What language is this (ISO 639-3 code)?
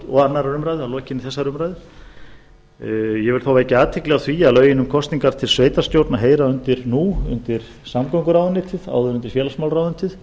isl